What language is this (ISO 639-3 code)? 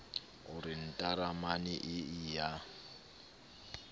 sot